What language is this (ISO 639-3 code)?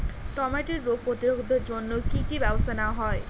ben